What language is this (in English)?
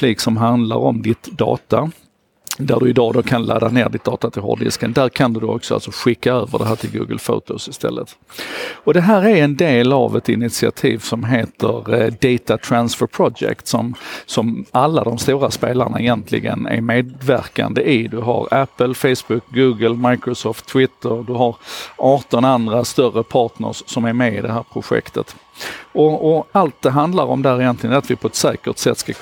Swedish